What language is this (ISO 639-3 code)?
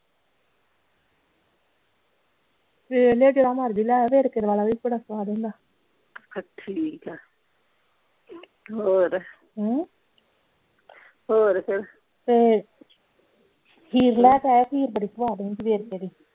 pan